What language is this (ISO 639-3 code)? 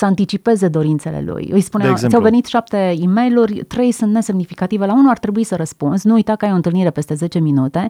ron